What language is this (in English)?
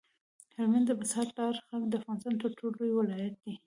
Pashto